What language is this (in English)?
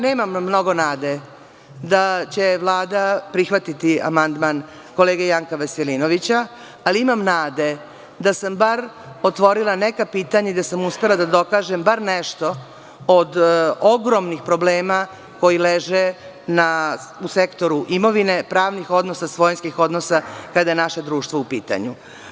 Serbian